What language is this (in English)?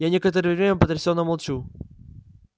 Russian